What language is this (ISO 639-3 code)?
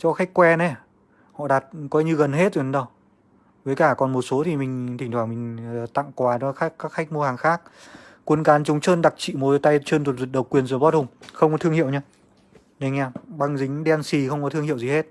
vie